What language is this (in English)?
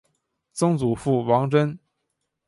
Chinese